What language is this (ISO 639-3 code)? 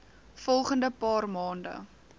afr